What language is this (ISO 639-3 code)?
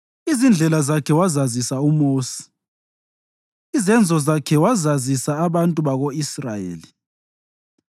nde